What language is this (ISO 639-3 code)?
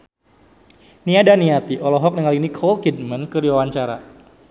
sun